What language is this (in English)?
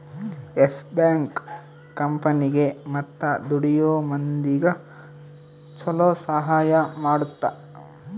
Kannada